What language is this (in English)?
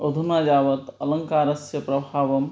Sanskrit